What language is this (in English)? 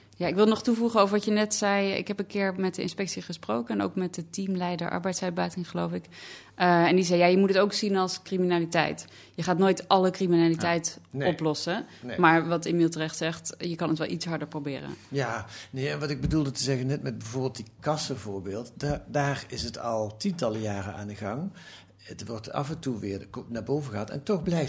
Dutch